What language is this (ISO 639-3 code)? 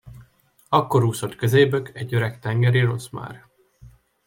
hun